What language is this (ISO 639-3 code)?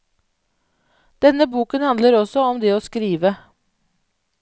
nor